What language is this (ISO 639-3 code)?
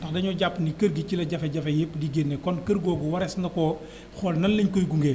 wol